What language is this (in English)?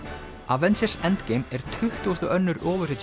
Icelandic